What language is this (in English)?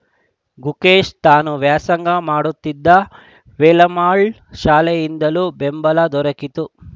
Kannada